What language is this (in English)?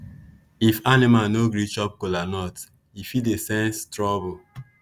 Nigerian Pidgin